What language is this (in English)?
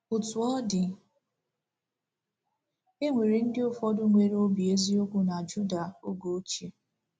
Igbo